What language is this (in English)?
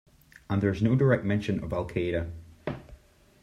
English